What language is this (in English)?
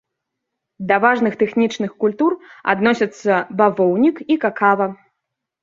Belarusian